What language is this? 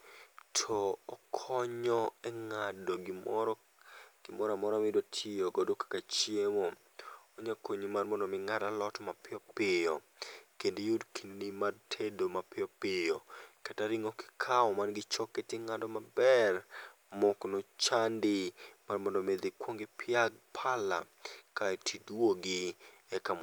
Luo (Kenya and Tanzania)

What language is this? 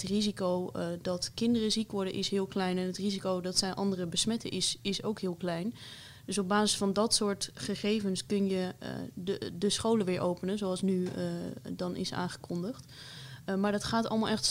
Dutch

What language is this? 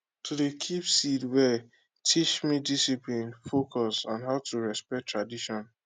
Nigerian Pidgin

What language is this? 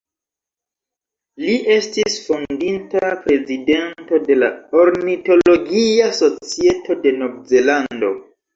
Esperanto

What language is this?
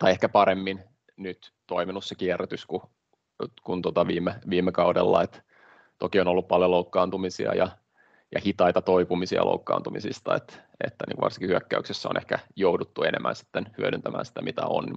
Finnish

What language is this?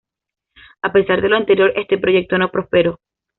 Spanish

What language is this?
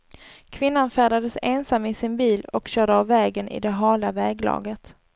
Swedish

